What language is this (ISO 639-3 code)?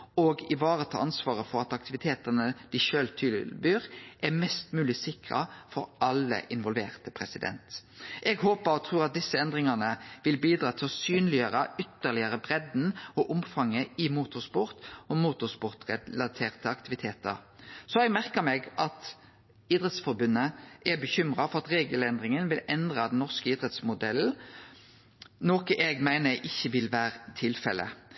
nno